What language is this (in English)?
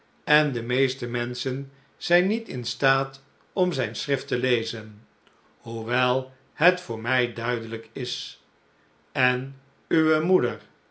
Dutch